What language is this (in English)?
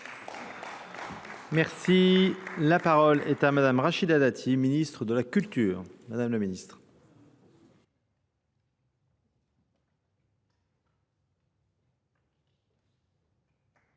French